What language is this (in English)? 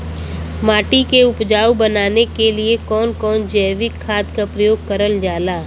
Bhojpuri